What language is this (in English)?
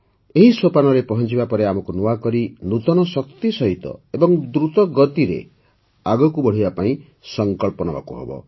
Odia